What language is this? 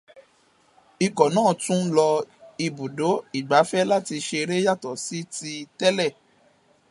Yoruba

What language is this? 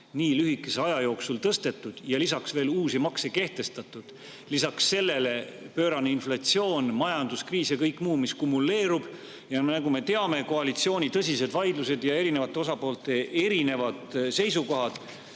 Estonian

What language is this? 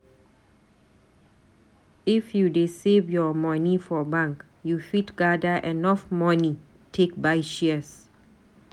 Nigerian Pidgin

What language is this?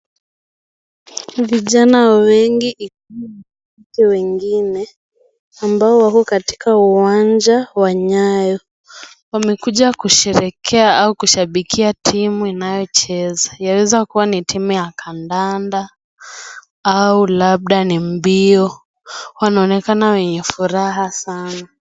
Swahili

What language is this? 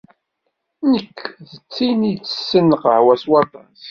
Kabyle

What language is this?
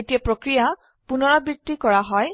Assamese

